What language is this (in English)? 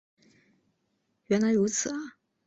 Chinese